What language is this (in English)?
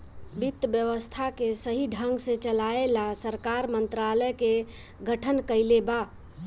Bhojpuri